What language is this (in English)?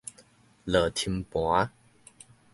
Min Nan Chinese